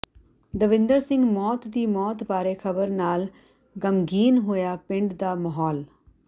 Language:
Punjabi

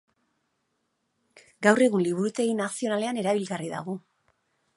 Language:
Basque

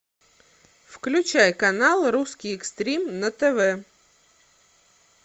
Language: Russian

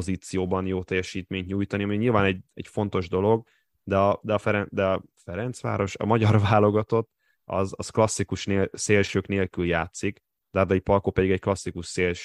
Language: Hungarian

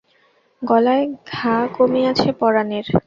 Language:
Bangla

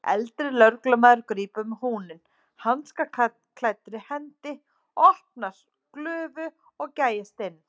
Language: Icelandic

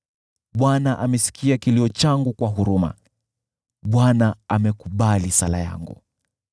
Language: Swahili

